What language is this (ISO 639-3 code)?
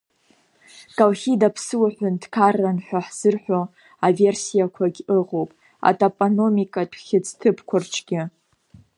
abk